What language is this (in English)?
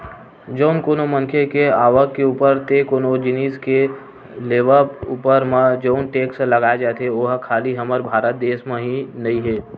Chhattisgarhi